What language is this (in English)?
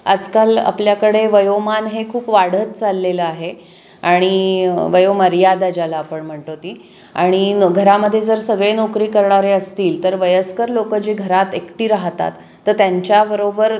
Marathi